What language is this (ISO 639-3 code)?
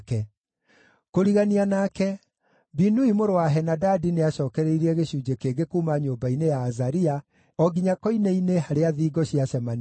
kik